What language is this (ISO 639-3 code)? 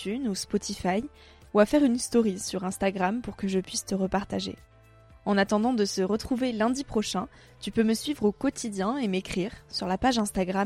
fra